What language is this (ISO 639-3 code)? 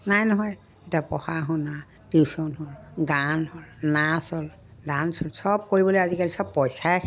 asm